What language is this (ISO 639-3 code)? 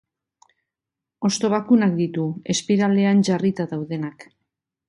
eus